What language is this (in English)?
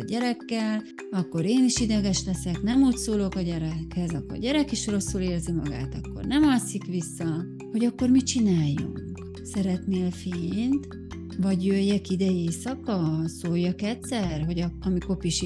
Hungarian